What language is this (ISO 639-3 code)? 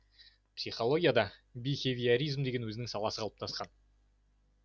kaz